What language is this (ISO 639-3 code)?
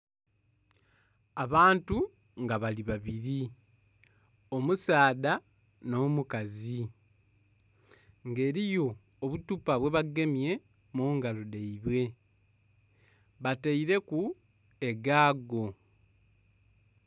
xog